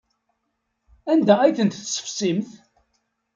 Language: Kabyle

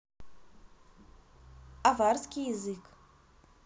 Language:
Russian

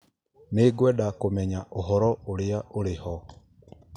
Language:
Kikuyu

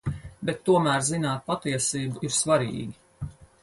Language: Latvian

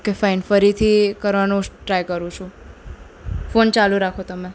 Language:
Gujarati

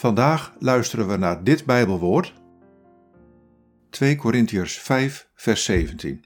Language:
Dutch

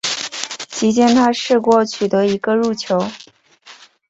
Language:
Chinese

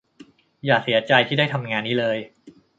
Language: Thai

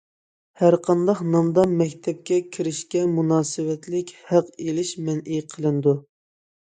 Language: Uyghur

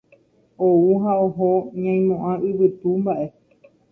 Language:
Guarani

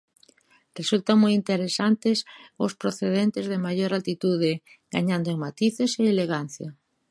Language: Galician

